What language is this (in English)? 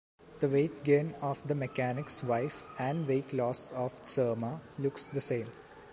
English